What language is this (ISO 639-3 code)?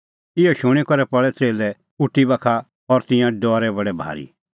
kfx